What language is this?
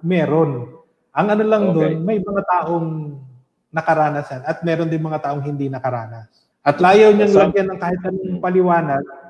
Filipino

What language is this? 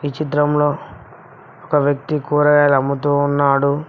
Telugu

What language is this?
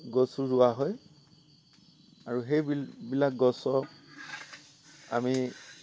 Assamese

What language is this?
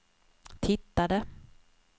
Swedish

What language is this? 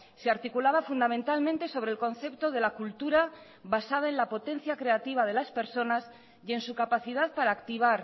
Spanish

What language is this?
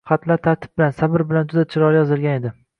Uzbek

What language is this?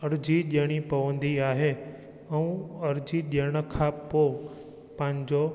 Sindhi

